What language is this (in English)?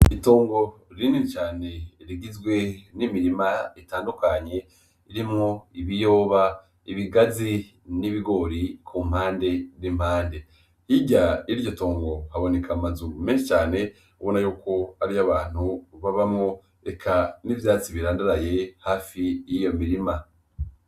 Rundi